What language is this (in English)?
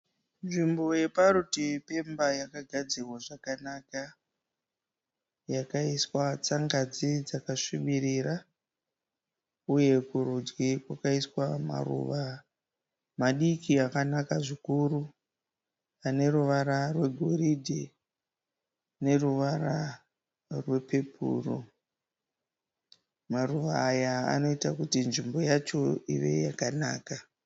Shona